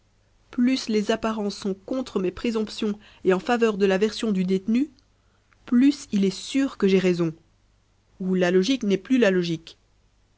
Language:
French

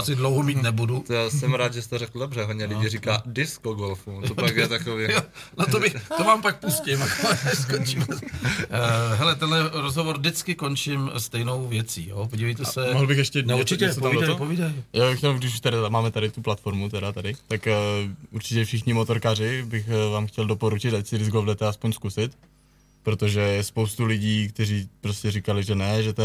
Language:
Czech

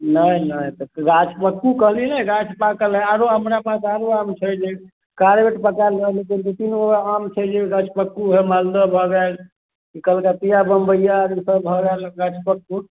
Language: Maithili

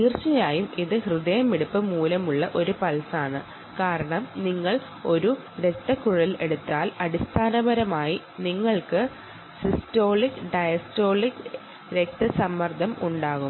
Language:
Malayalam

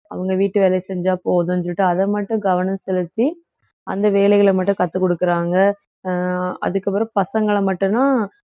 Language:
Tamil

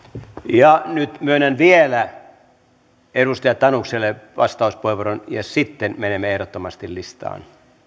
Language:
Finnish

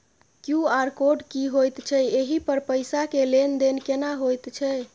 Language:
Maithili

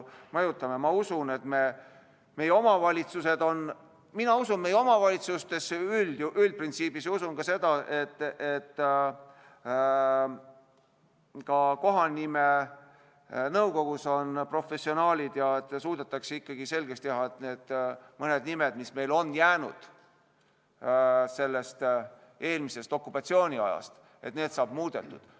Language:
Estonian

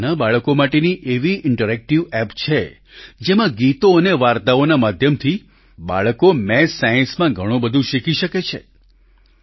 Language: Gujarati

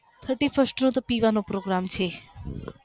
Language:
Gujarati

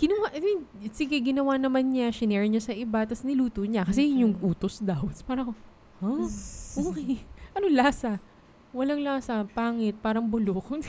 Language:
Filipino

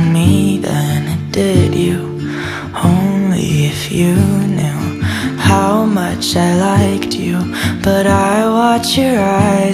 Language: English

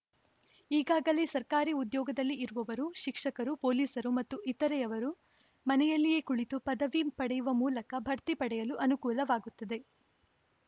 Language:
Kannada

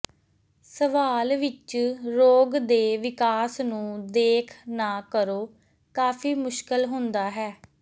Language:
Punjabi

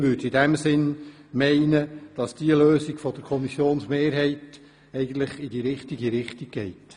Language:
Swiss German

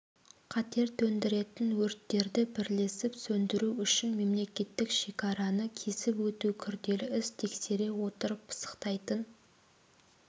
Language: Kazakh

